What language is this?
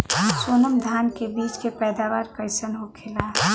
Bhojpuri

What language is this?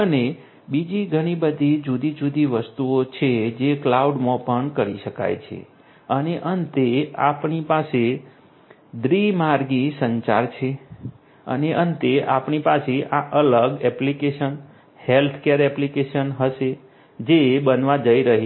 Gujarati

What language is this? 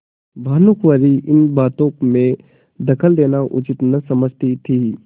Hindi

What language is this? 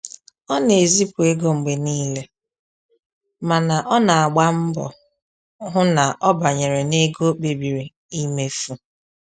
Igbo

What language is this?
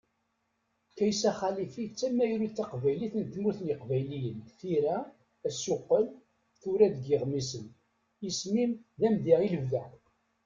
Kabyle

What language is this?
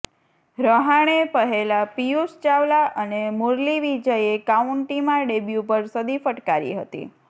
Gujarati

